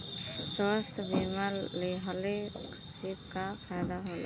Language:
Bhojpuri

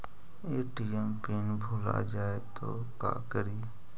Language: Magahi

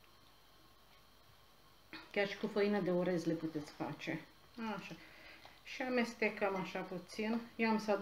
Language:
Romanian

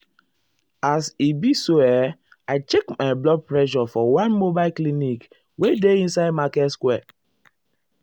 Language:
Nigerian Pidgin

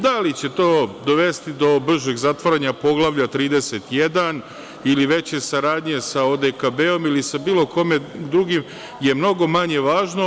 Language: Serbian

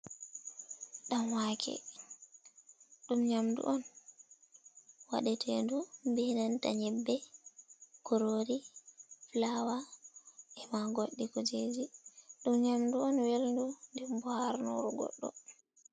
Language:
Fula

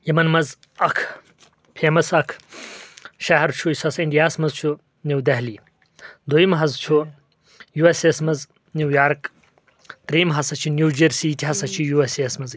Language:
Kashmiri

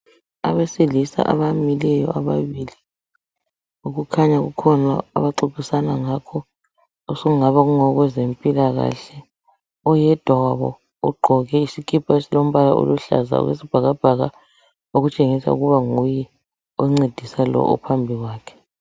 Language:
North Ndebele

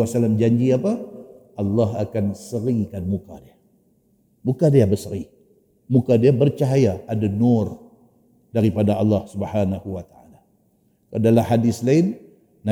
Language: Malay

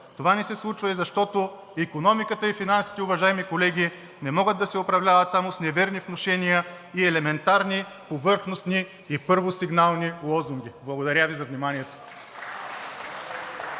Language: Bulgarian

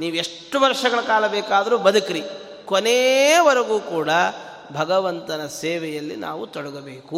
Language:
Kannada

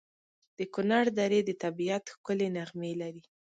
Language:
Pashto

